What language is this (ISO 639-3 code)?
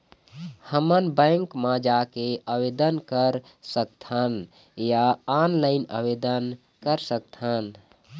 hne